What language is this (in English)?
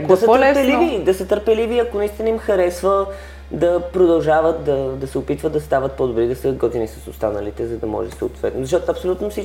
Bulgarian